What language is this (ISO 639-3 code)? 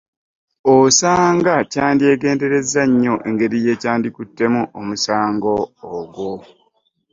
lug